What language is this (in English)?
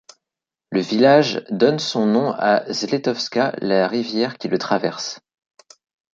French